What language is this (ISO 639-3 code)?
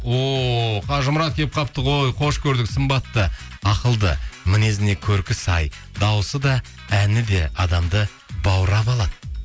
kaz